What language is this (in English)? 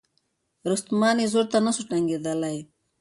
Pashto